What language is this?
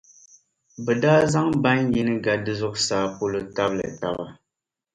Dagbani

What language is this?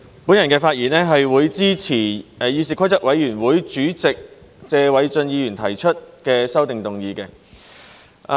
Cantonese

